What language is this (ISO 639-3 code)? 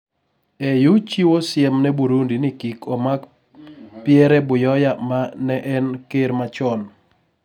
luo